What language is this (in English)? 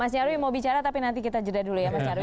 Indonesian